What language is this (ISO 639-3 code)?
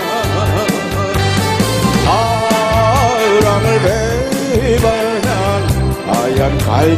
kor